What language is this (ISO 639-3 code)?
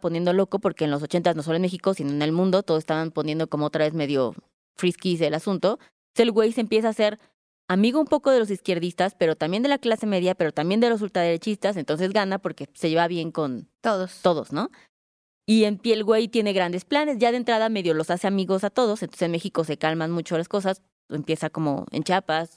spa